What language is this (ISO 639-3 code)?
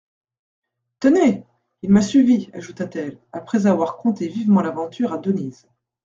fra